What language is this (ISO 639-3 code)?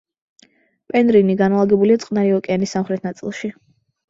kat